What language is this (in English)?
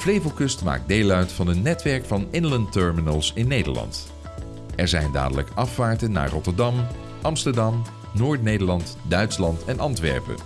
Dutch